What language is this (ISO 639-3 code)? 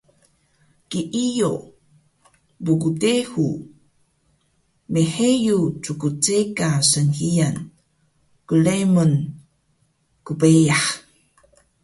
trv